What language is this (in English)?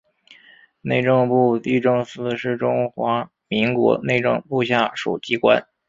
Chinese